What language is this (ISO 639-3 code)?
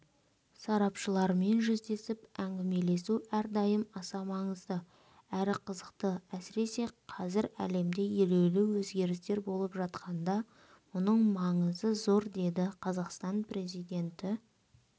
kaz